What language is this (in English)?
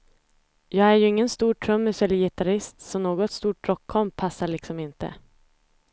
Swedish